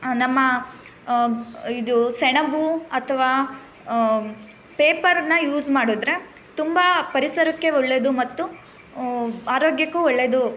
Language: Kannada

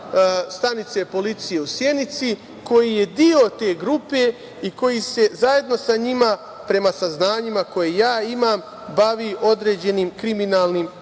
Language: Serbian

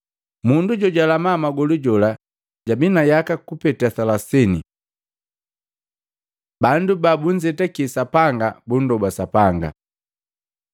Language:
Matengo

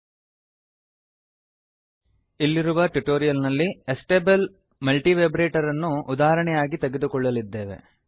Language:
Kannada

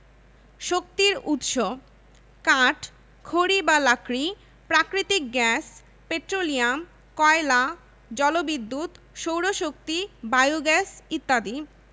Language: Bangla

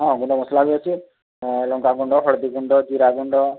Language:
Odia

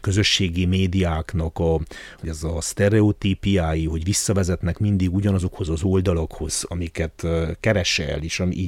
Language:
Hungarian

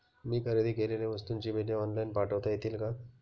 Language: Marathi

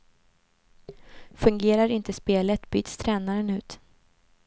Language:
Swedish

